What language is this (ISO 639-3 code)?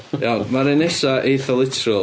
cym